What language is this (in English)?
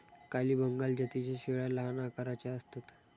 Marathi